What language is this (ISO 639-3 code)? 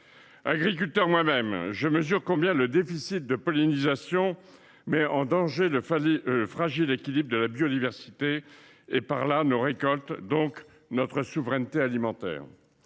fra